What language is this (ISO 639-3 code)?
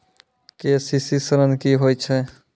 mai